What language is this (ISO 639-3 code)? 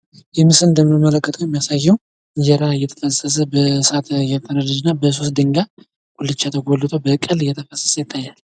amh